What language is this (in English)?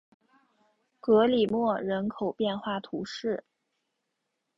Chinese